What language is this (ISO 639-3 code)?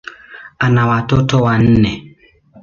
swa